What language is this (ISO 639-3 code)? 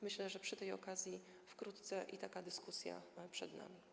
pol